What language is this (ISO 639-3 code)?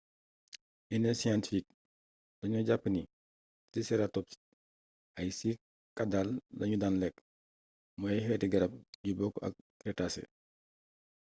wol